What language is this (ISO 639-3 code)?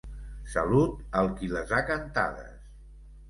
cat